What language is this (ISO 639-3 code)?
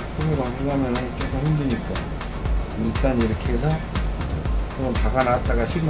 kor